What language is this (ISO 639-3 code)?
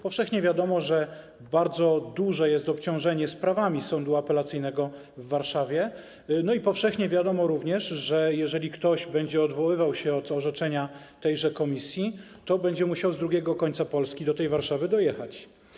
pol